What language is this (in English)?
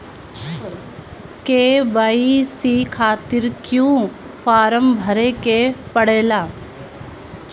Bhojpuri